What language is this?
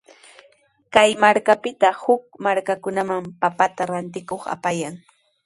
Sihuas Ancash Quechua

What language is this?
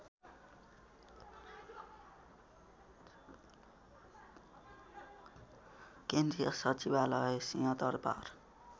Nepali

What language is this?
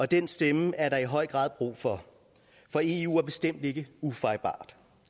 Danish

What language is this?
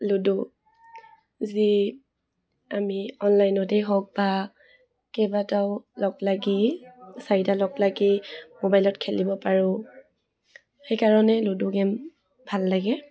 Assamese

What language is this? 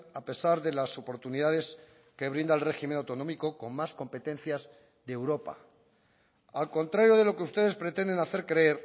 Spanish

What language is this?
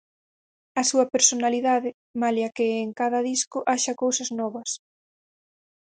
Galician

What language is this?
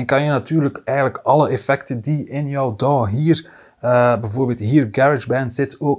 Dutch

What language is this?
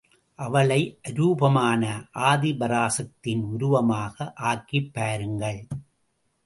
Tamil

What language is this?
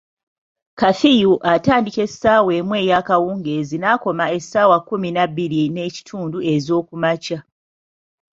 Ganda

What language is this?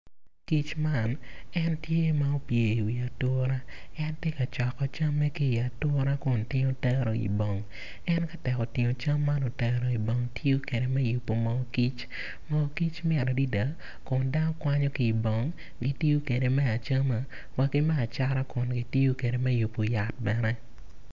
Acoli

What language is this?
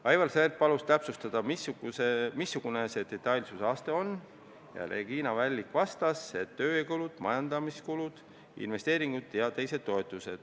Estonian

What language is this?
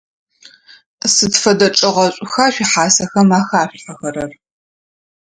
Adyghe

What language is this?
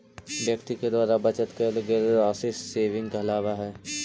Magahi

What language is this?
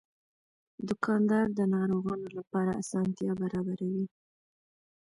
Pashto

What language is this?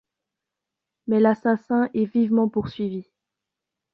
French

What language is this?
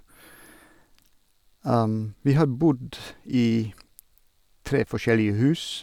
Norwegian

